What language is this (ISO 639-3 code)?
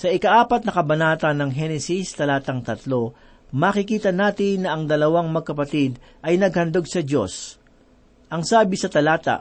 fil